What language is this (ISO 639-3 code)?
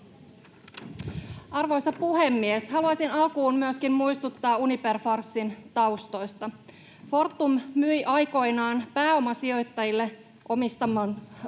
fin